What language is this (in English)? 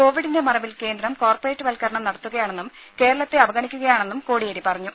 Malayalam